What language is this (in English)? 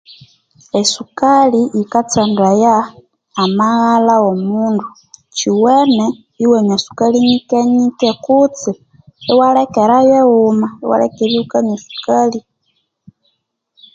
Konzo